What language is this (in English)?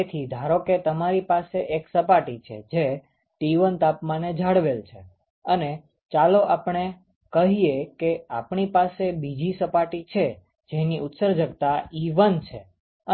Gujarati